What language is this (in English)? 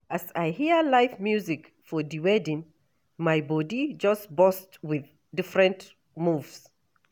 Nigerian Pidgin